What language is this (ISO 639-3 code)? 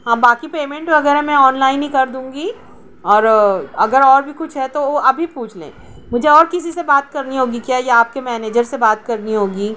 urd